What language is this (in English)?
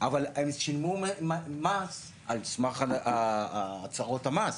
Hebrew